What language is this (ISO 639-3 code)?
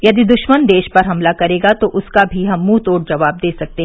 hin